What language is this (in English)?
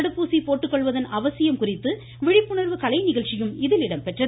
Tamil